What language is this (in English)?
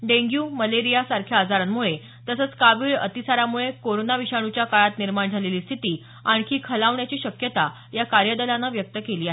Marathi